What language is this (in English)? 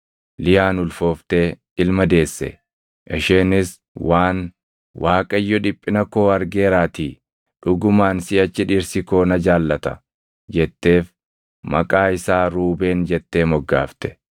Oromo